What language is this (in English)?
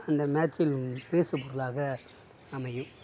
Tamil